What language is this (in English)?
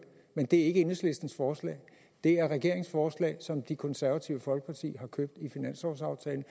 Danish